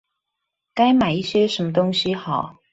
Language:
Chinese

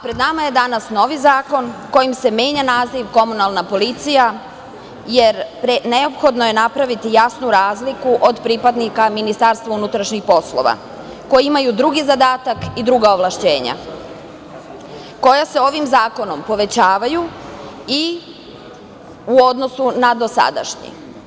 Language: Serbian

